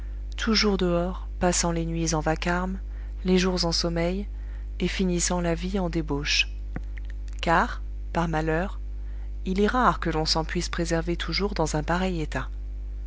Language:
French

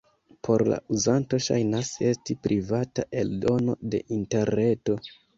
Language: Esperanto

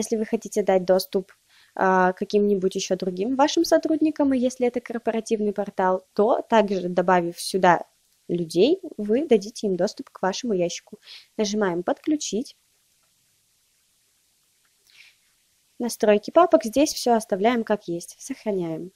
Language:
Russian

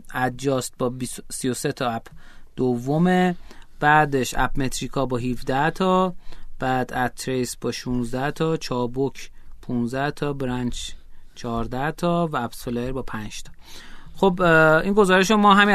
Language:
Persian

